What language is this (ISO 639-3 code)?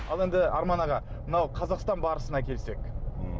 kaz